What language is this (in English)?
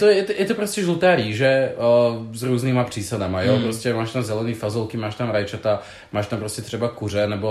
Czech